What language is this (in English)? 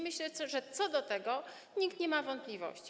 Polish